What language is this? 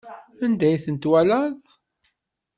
Kabyle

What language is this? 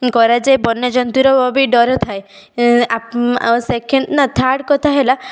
Odia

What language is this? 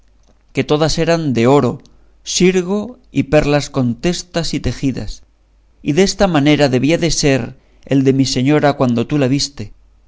Spanish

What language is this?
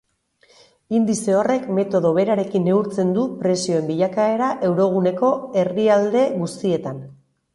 Basque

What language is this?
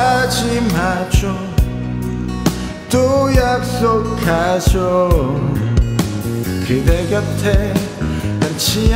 Korean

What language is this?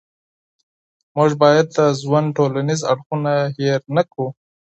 Pashto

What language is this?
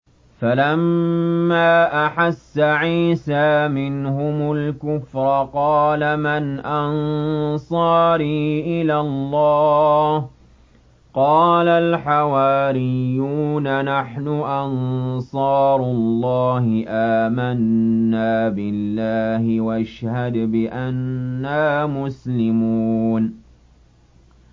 Arabic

